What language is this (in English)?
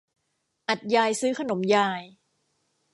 Thai